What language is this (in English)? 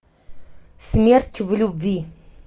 Russian